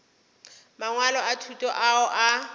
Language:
Northern Sotho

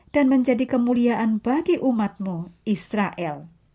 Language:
Indonesian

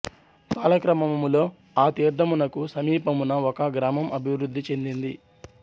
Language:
Telugu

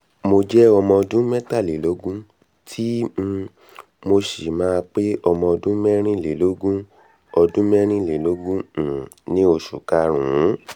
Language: Yoruba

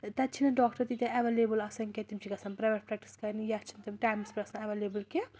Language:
Kashmiri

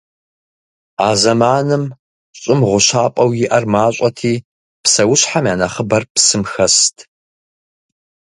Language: Kabardian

